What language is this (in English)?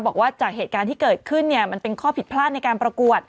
Thai